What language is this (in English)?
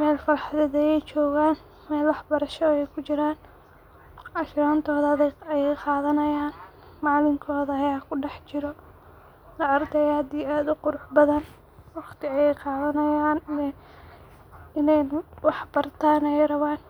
Somali